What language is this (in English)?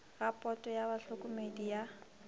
Northern Sotho